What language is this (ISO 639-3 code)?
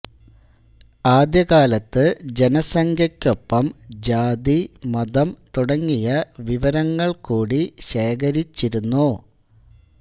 mal